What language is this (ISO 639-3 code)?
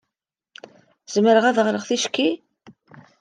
kab